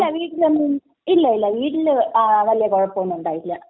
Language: Malayalam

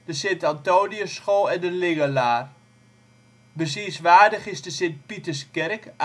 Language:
Dutch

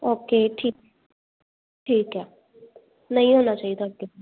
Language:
Punjabi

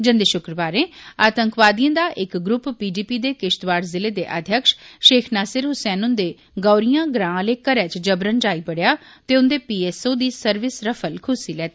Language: Dogri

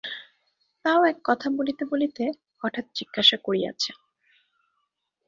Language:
Bangla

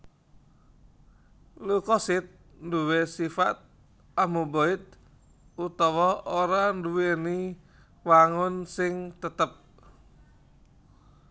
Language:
Javanese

